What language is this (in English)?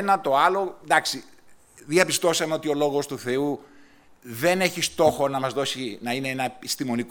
Greek